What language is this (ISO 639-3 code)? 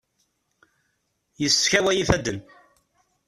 kab